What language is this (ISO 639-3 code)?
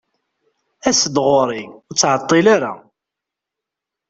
kab